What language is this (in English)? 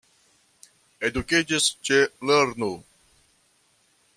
Esperanto